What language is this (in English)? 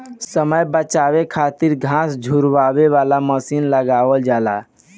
Bhojpuri